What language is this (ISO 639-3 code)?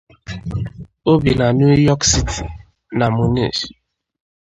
ibo